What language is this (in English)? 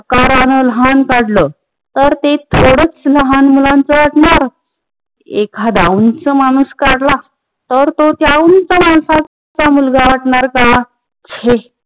Marathi